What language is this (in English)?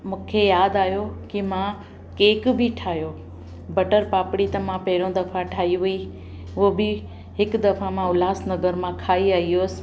Sindhi